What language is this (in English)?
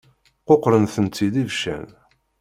Kabyle